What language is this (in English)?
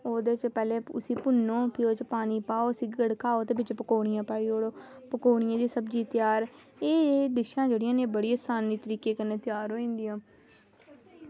Dogri